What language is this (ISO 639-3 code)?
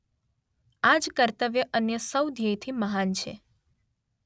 guj